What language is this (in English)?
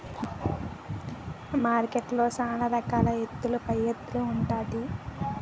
Telugu